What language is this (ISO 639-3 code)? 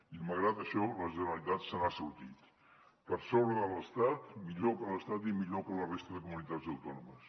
cat